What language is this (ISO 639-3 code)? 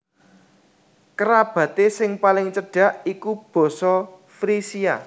jav